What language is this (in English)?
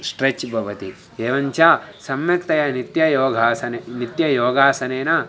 Sanskrit